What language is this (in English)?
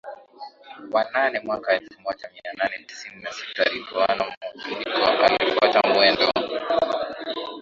Swahili